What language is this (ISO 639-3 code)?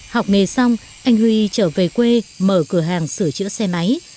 vie